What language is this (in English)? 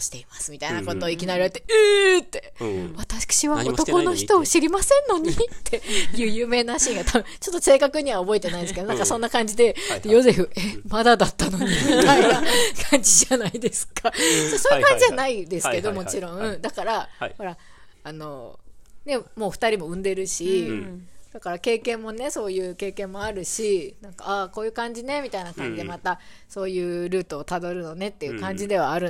Japanese